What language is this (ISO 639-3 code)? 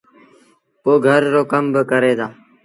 sbn